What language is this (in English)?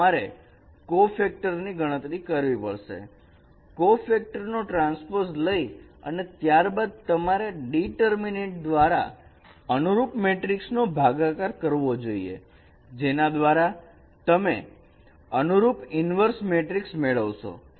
Gujarati